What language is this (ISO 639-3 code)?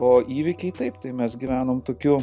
lit